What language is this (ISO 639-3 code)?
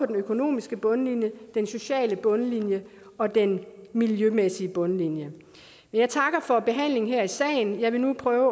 dan